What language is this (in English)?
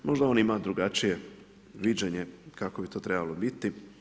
Croatian